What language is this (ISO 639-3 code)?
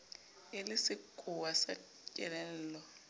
sot